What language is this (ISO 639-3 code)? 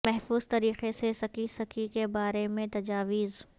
urd